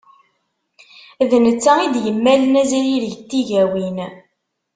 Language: Kabyle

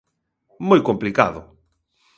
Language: Galician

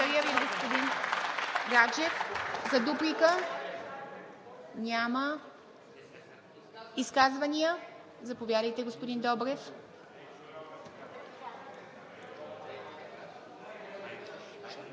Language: Bulgarian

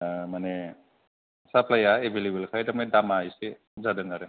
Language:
Bodo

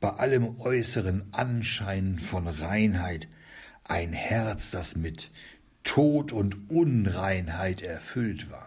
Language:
German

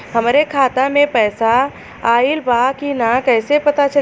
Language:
Bhojpuri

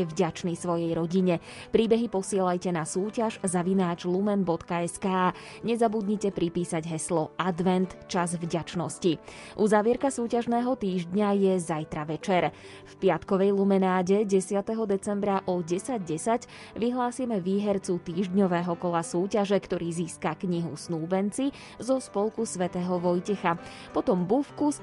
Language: Slovak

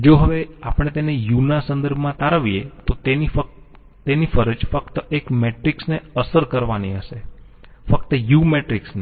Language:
Gujarati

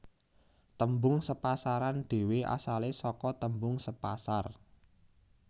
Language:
Javanese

